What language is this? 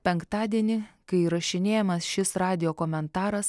Lithuanian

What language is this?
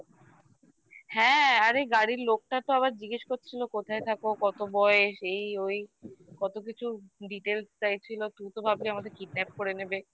Bangla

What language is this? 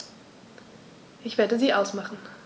German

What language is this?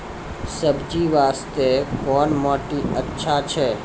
Maithili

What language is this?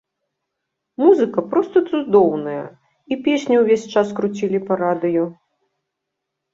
Belarusian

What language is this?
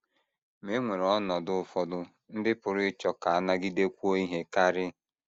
Igbo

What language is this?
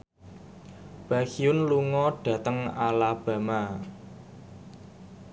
Javanese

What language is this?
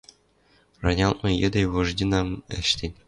Western Mari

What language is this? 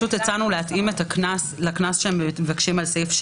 Hebrew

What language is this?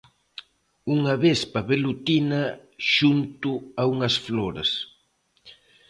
Galician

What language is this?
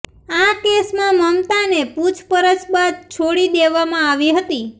Gujarati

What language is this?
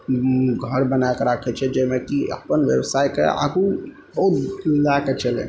Maithili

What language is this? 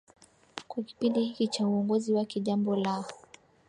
Swahili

